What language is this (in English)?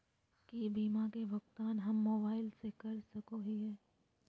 Magahi